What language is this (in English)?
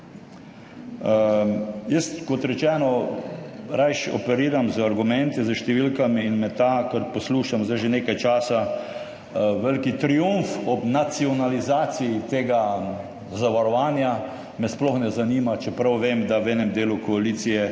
Slovenian